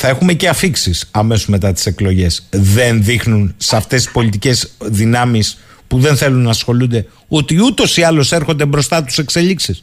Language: Greek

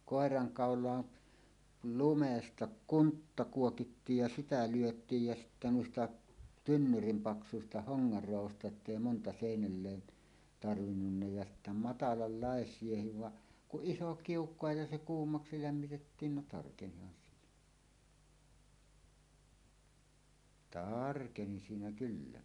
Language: Finnish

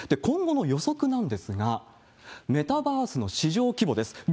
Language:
Japanese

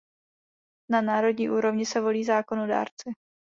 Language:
Czech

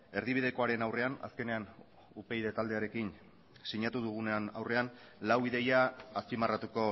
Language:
Basque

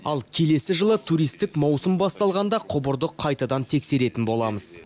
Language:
Kazakh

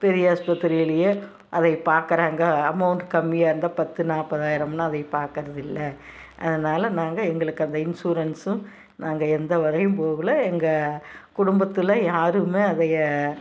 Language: Tamil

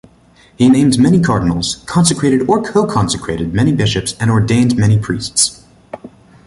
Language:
English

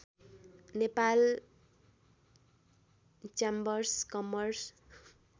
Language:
Nepali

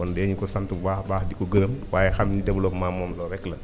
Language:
Wolof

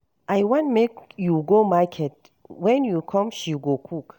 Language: Nigerian Pidgin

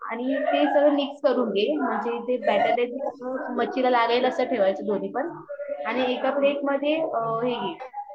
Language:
Marathi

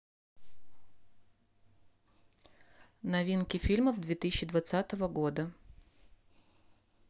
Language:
Russian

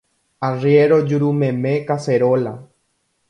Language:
Guarani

